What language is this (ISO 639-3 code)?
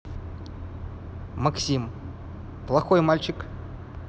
rus